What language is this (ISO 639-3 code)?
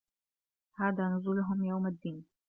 ara